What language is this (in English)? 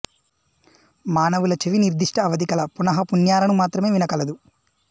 Telugu